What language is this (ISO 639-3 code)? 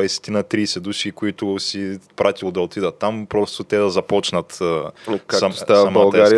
bul